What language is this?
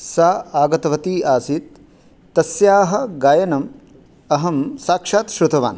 Sanskrit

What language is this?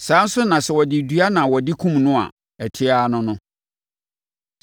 Akan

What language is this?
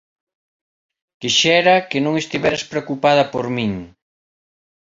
Galician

